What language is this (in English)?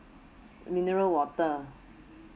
English